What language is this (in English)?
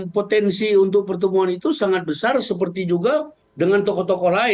Indonesian